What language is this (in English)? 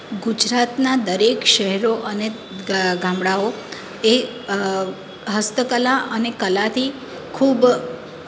Gujarati